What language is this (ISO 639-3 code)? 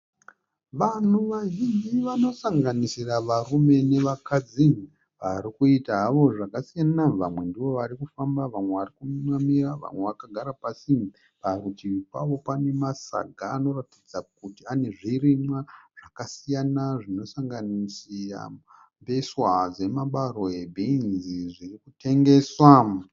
sna